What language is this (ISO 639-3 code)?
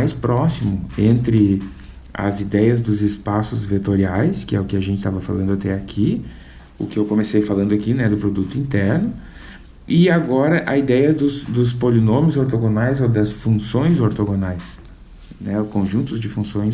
por